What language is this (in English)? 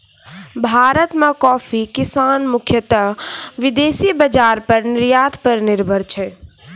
Maithili